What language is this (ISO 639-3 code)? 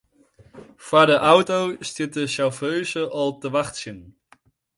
fry